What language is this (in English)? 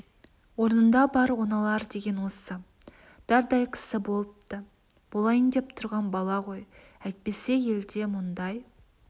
Kazakh